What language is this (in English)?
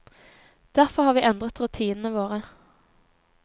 Norwegian